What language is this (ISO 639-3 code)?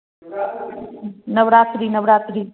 hin